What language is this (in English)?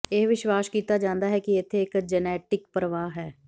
Punjabi